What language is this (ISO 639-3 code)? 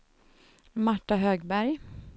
swe